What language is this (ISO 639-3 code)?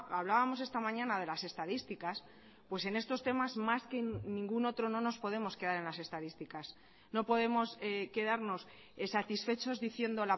spa